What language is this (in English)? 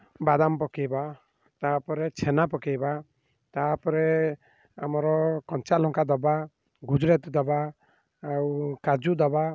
Odia